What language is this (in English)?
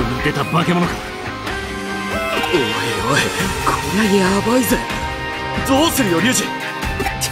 Japanese